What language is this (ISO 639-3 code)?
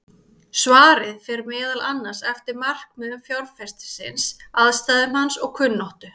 isl